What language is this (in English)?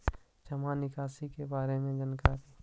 Magahi